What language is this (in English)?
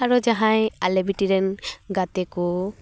Santali